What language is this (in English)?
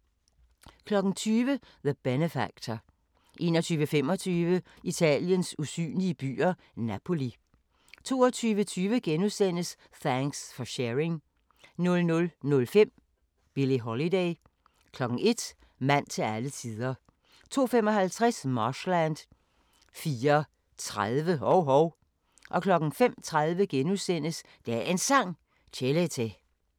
Danish